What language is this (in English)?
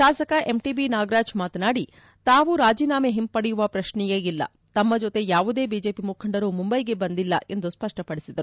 Kannada